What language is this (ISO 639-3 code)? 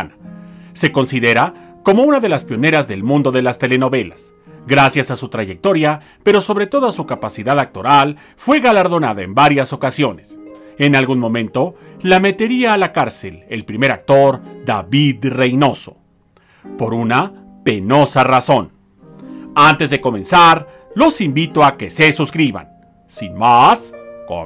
spa